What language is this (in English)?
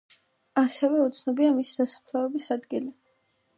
Georgian